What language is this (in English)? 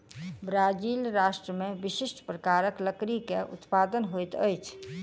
Maithili